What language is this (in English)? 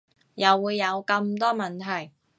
Cantonese